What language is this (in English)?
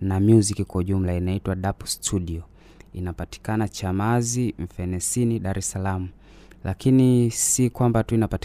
Swahili